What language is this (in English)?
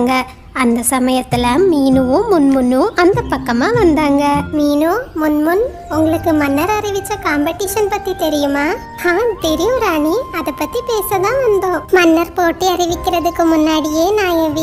Tamil